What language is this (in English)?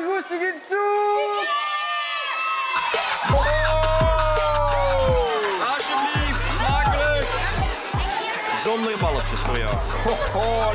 Dutch